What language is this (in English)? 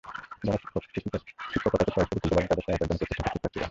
Bangla